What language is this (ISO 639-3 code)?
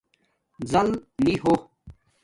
dmk